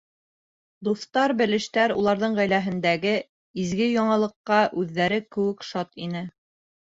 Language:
Bashkir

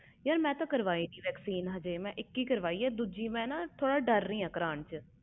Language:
Punjabi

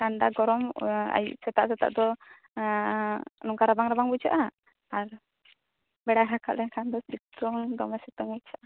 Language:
Santali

